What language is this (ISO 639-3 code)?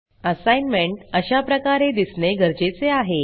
mar